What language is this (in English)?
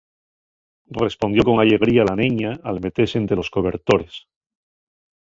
Asturian